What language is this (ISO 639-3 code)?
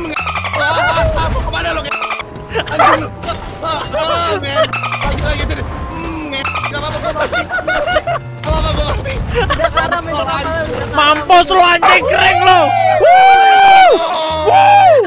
ind